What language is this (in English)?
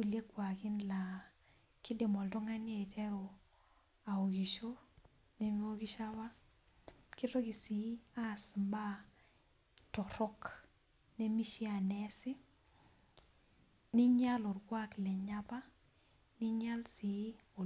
Masai